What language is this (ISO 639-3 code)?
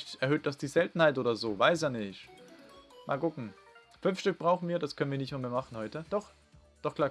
deu